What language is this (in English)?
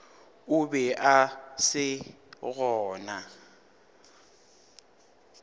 Northern Sotho